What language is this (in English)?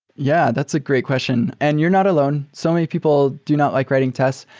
English